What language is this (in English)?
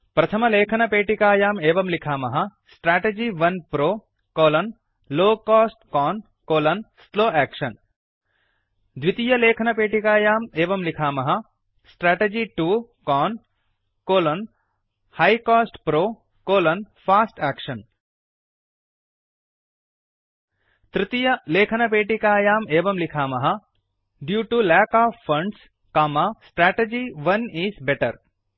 Sanskrit